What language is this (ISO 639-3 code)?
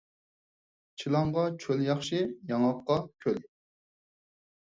uig